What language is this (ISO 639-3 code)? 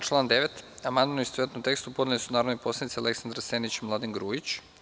srp